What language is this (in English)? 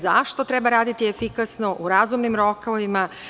Serbian